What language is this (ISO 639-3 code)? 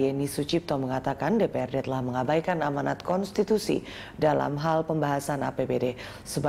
ind